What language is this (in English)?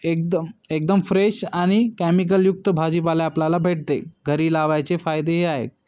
Marathi